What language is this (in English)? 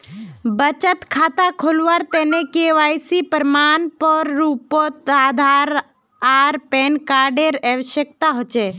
Magahi